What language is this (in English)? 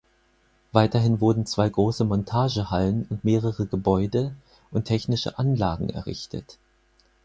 German